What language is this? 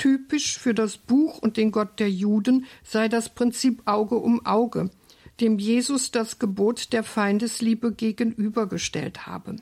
German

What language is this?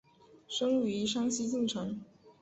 Chinese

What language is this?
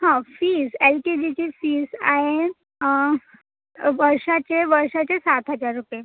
Marathi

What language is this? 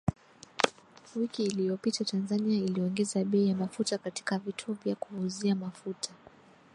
Swahili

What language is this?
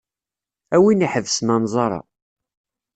Kabyle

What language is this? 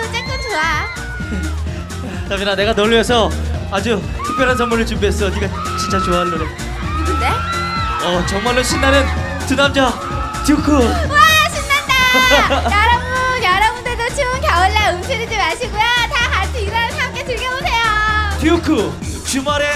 Korean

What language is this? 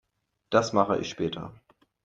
German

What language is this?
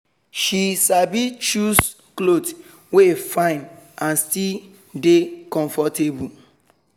Nigerian Pidgin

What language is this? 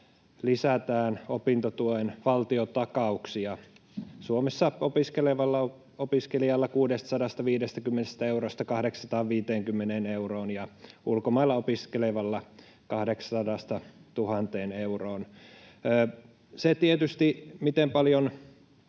Finnish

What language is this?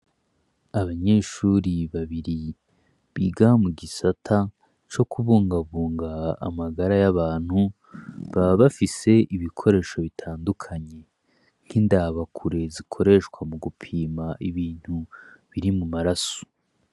Rundi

